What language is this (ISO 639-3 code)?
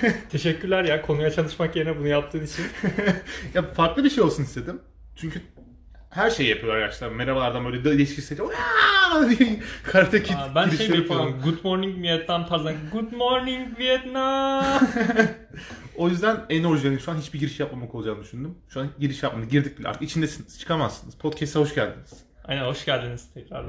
tur